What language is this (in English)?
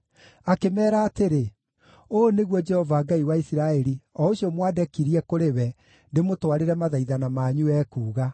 Kikuyu